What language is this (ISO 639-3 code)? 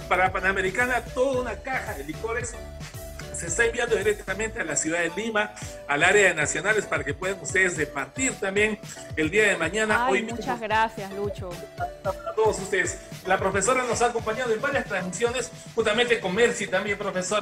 spa